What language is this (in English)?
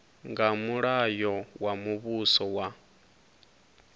Venda